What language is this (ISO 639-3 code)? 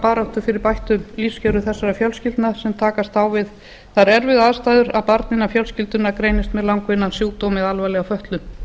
isl